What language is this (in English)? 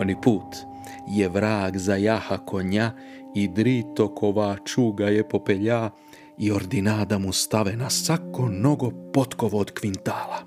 Croatian